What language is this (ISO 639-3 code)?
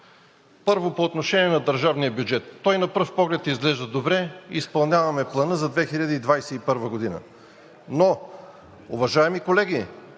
bul